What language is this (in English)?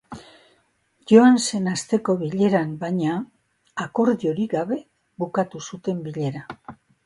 Basque